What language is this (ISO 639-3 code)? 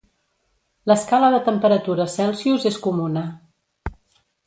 cat